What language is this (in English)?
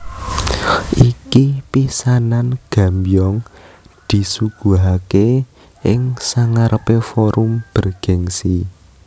Javanese